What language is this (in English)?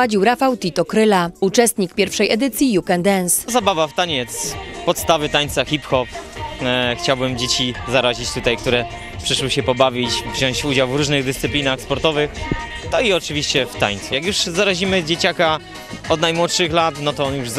Polish